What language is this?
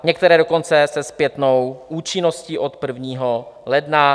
Czech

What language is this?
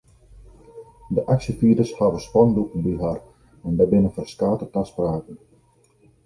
Western Frisian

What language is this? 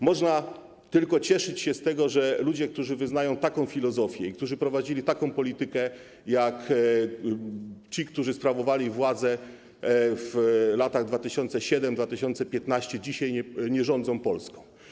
Polish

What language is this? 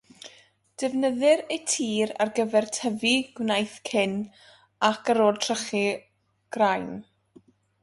Welsh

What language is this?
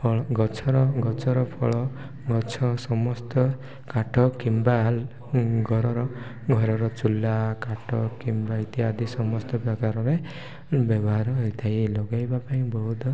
Odia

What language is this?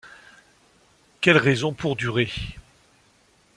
French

